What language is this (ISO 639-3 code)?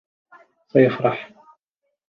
ara